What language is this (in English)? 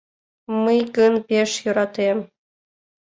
Mari